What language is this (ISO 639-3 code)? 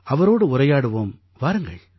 tam